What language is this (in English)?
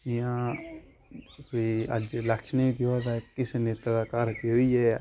Dogri